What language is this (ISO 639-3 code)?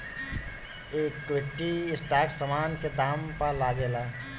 bho